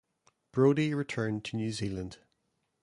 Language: English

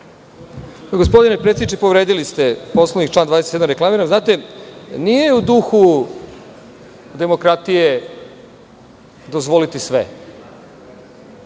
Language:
Serbian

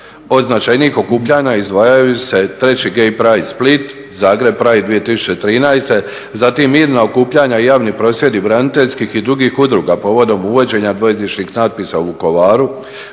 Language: Croatian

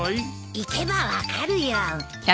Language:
Japanese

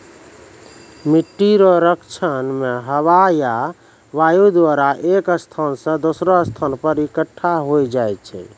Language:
Maithili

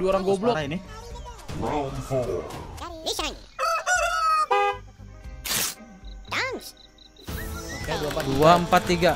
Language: Indonesian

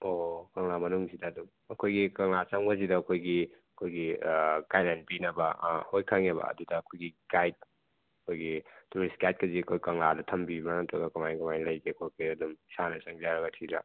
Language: Manipuri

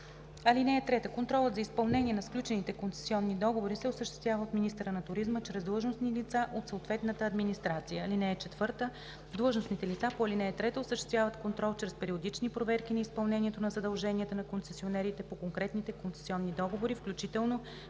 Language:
Bulgarian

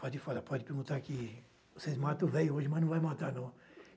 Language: Portuguese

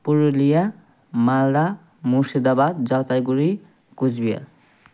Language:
Nepali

